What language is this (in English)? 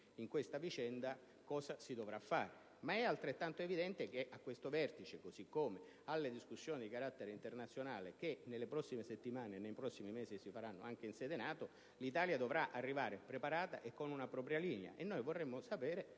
Italian